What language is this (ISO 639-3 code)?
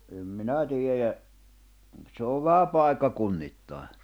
fin